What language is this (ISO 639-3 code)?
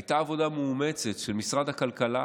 heb